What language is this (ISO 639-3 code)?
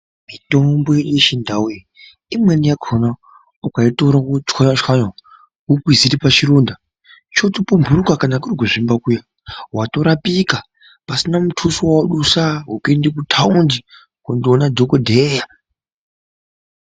ndc